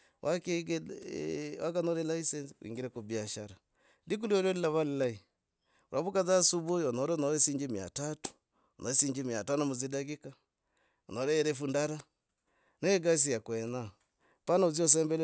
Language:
Logooli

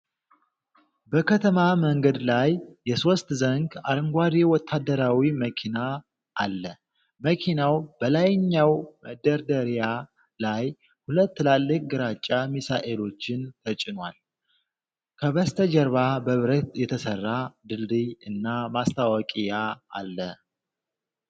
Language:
Amharic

